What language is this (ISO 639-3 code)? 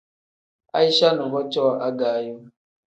kdh